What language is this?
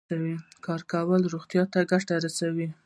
Pashto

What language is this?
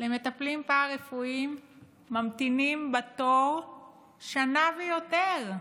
Hebrew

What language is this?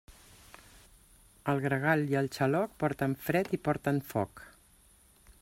Catalan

